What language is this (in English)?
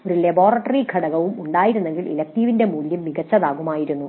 Malayalam